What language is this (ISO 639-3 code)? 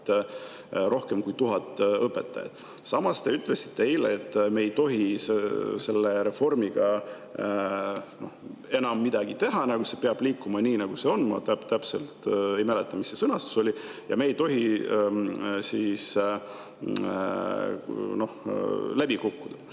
est